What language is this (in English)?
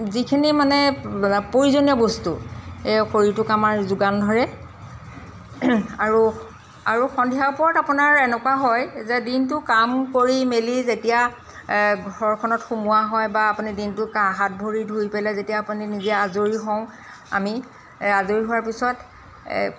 Assamese